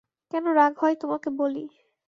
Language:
Bangla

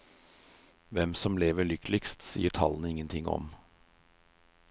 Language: Norwegian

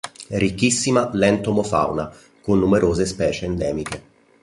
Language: Italian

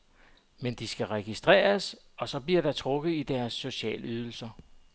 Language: Danish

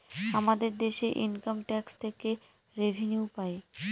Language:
Bangla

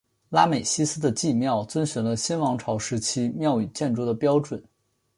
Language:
Chinese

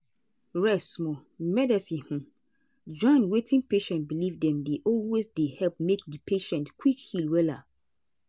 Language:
Nigerian Pidgin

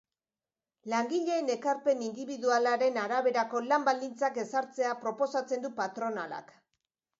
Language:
Basque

